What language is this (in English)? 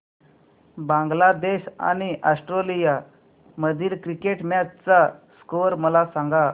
Marathi